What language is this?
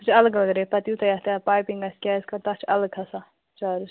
Kashmiri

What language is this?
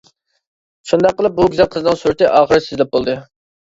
Uyghur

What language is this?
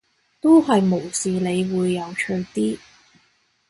Cantonese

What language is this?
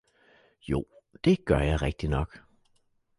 Danish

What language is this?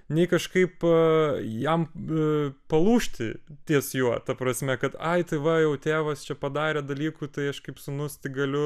Lithuanian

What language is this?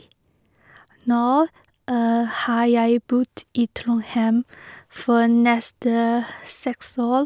Norwegian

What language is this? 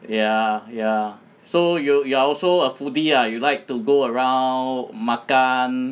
English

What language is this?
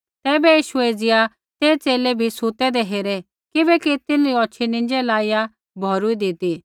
Kullu Pahari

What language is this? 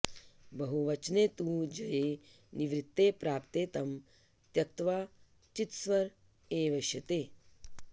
Sanskrit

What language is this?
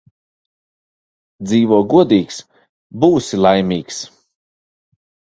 Latvian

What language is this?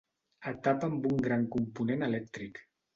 Catalan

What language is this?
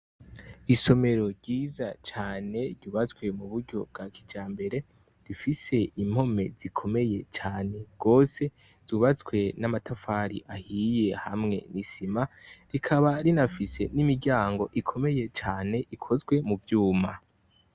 Rundi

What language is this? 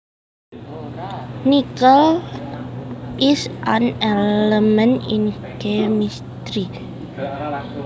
Javanese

